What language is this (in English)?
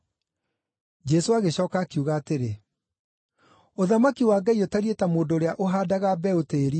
Kikuyu